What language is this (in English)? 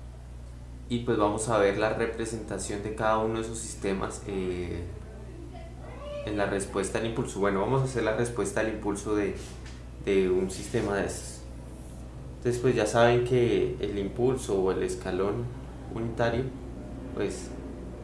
Spanish